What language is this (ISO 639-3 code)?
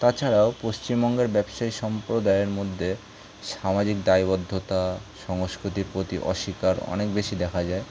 ben